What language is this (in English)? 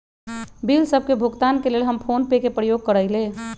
Magahi